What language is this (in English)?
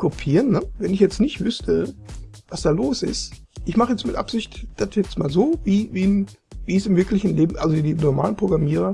German